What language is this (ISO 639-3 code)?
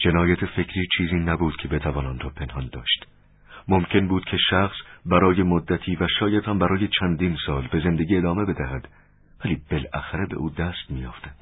fas